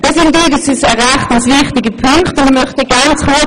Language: Swiss German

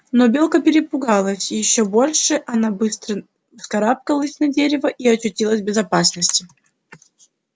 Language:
Russian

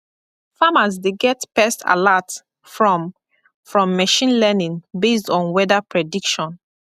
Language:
Nigerian Pidgin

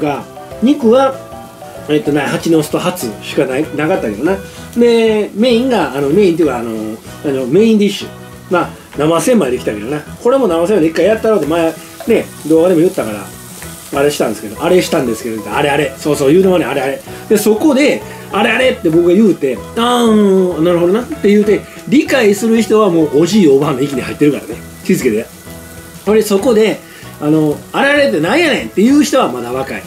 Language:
Japanese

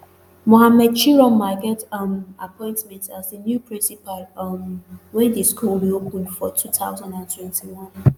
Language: Nigerian Pidgin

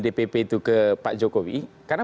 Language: Indonesian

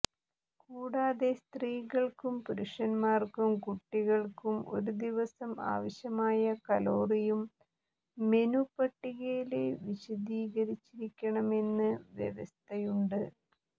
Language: Malayalam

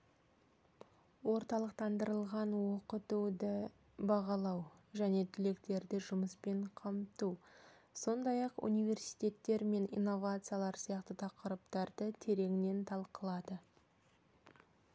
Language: Kazakh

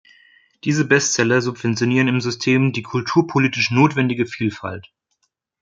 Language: German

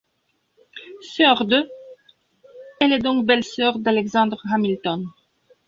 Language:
French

